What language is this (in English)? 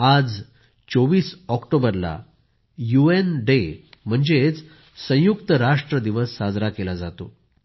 Marathi